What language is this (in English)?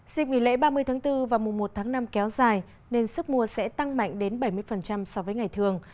Vietnamese